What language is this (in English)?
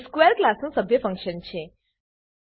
Gujarati